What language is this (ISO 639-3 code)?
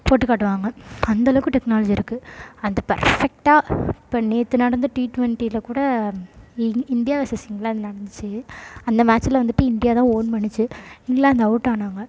tam